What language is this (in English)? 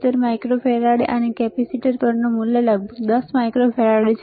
Gujarati